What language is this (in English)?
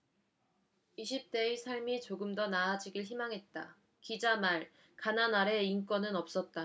Korean